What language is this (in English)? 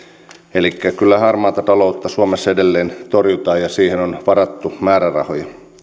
Finnish